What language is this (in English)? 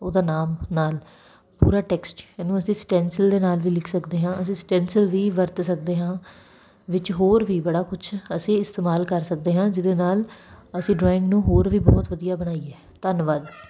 Punjabi